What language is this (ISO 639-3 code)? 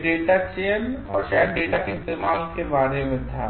hin